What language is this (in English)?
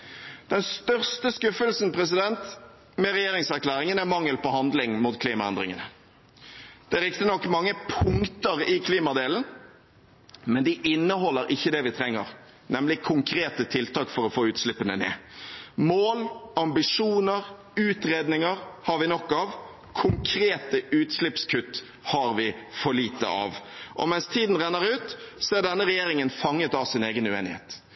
Norwegian Bokmål